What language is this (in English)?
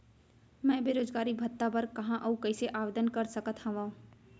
Chhattisgarhi